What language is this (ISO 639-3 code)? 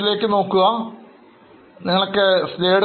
mal